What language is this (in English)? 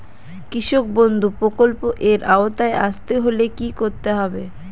Bangla